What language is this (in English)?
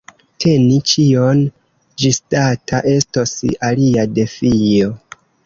Esperanto